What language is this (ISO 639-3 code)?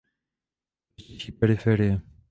ces